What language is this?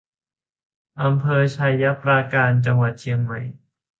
Thai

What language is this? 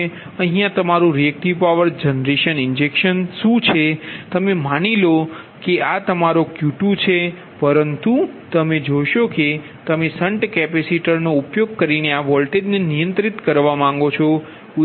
Gujarati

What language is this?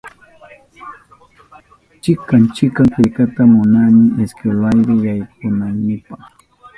Southern Pastaza Quechua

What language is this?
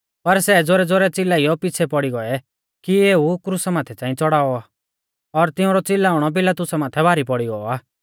Mahasu Pahari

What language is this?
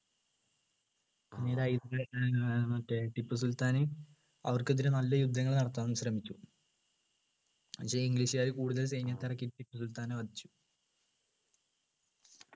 Malayalam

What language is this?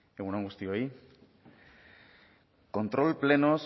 Basque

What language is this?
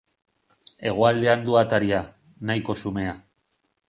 Basque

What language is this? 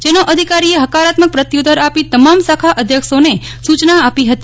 Gujarati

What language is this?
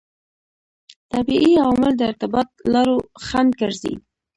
Pashto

